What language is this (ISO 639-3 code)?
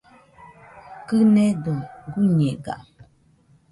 hux